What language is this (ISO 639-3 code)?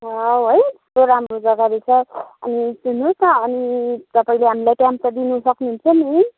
nep